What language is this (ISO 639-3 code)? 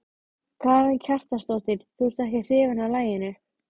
isl